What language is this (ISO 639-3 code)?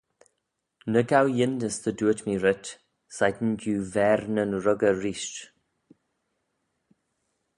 glv